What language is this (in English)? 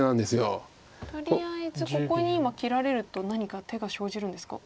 Japanese